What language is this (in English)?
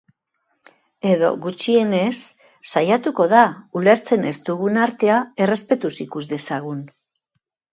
Basque